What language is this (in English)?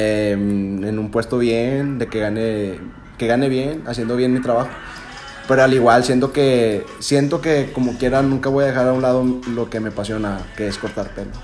Spanish